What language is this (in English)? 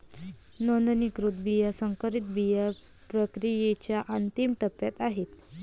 Marathi